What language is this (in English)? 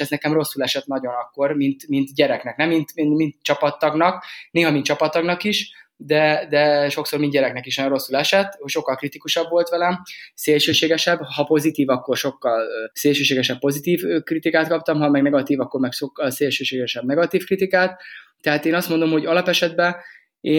Hungarian